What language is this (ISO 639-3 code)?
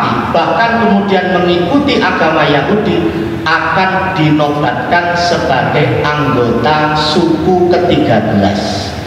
ind